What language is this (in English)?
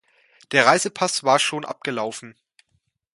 German